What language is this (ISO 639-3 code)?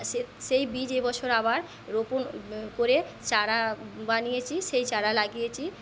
ben